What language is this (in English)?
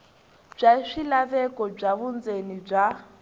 Tsonga